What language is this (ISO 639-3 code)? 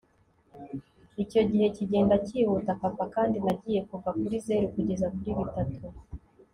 kin